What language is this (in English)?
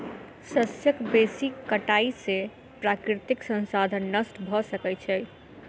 Maithili